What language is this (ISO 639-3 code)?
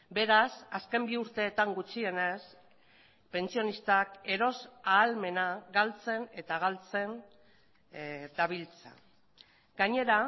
eus